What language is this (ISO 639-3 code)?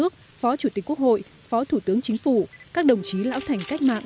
vie